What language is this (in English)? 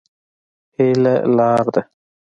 Pashto